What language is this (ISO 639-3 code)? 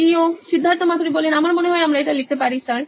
ben